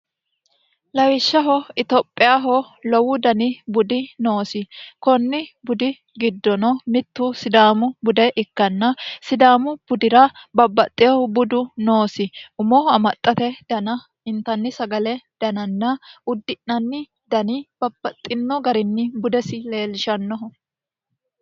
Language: Sidamo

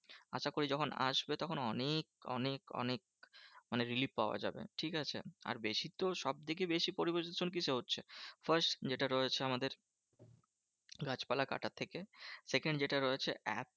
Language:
Bangla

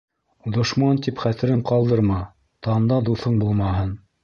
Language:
Bashkir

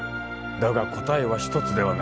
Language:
Japanese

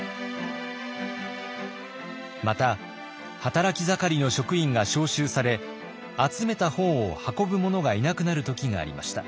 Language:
Japanese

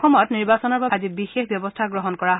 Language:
Assamese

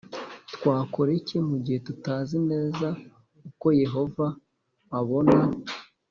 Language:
Kinyarwanda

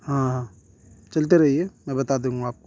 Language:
Urdu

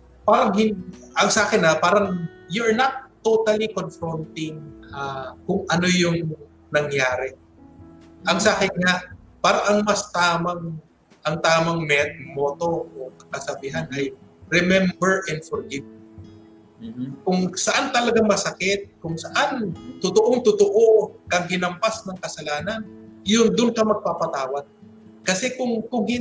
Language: Filipino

